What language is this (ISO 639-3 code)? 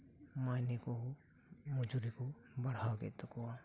sat